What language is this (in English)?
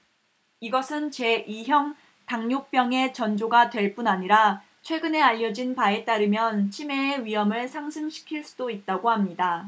Korean